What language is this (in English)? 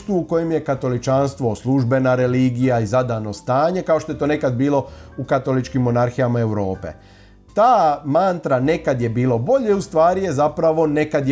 Croatian